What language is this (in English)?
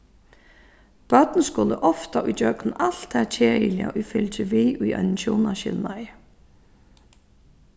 Faroese